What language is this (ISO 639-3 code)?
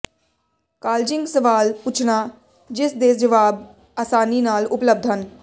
pan